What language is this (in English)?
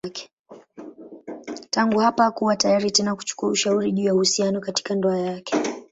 Swahili